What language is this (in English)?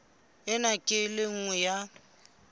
Southern Sotho